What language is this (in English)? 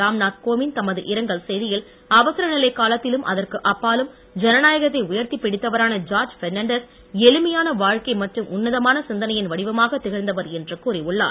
Tamil